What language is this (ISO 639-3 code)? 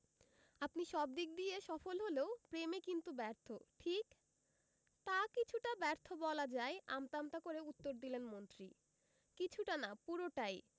ben